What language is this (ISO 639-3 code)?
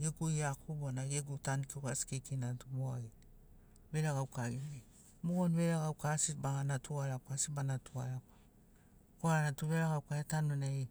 snc